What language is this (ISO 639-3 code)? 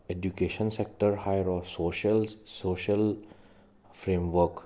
mni